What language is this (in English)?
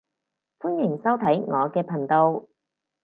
Cantonese